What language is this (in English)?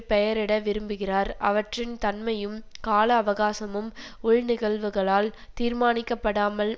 Tamil